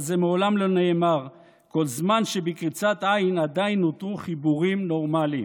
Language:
Hebrew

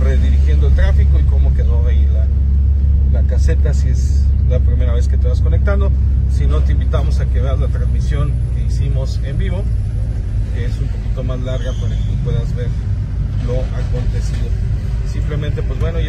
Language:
Spanish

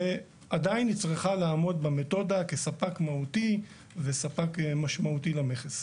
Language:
Hebrew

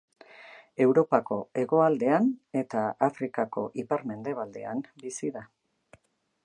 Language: Basque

